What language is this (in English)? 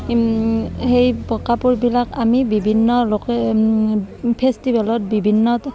Assamese